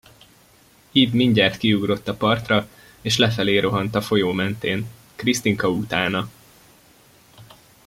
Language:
Hungarian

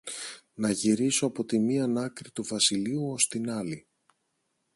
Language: Greek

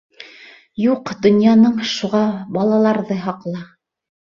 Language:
Bashkir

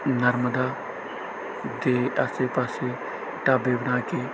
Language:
Punjabi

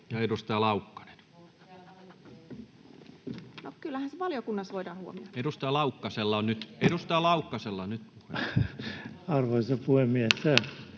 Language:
Finnish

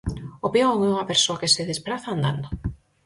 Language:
Galician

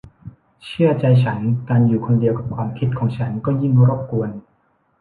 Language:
Thai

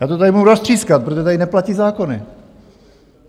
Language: Czech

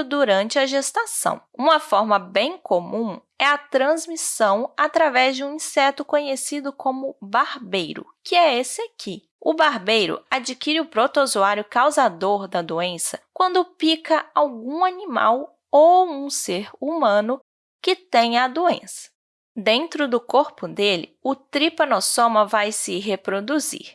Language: Portuguese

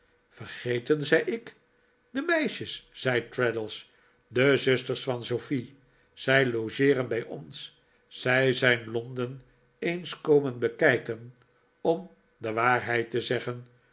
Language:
Dutch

